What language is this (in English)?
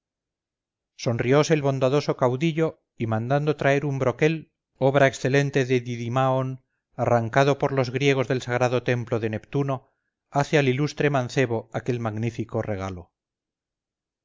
Spanish